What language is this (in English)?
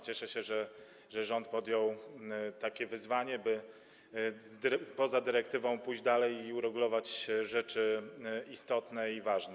Polish